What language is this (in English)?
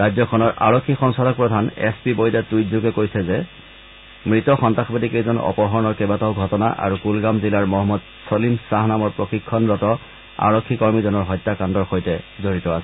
Assamese